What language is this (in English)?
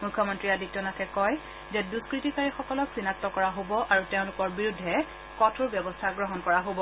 Assamese